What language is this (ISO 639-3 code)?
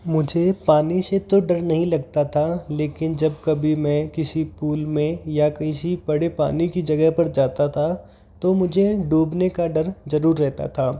hin